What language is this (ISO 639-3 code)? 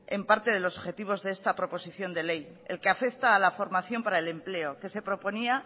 spa